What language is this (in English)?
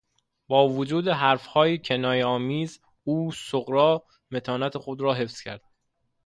Persian